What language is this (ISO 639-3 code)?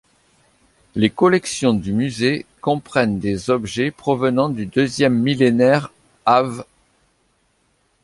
fra